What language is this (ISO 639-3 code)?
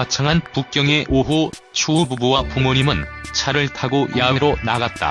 kor